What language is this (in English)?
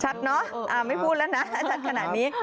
Thai